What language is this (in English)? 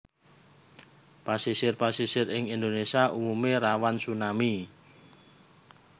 Javanese